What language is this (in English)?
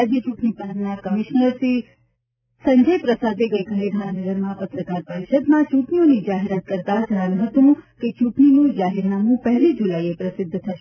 Gujarati